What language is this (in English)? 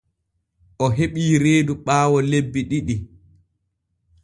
Borgu Fulfulde